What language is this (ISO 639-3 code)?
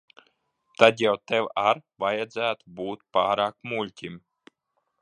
lav